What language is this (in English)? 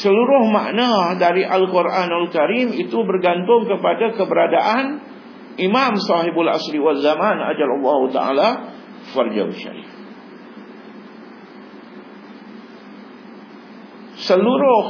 Malay